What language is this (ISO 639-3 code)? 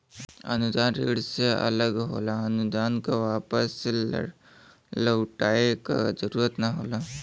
bho